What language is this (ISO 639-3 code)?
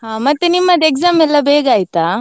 kan